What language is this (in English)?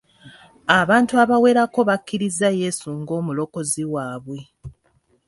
Ganda